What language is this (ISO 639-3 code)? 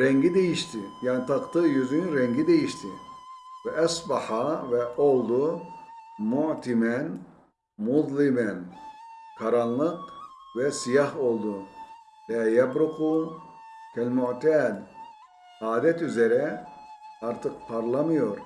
tur